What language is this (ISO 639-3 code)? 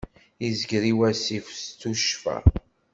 kab